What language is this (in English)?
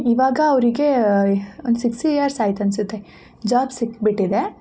Kannada